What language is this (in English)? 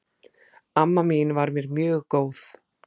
Icelandic